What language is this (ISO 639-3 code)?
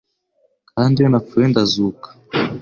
kin